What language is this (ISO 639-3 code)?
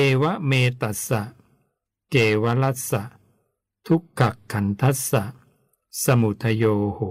tha